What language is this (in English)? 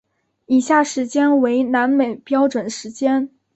Chinese